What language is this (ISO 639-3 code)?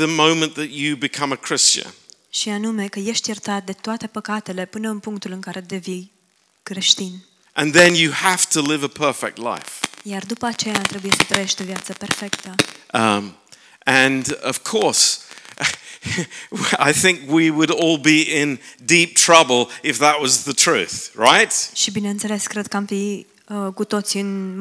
ron